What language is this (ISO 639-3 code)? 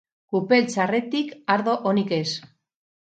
eus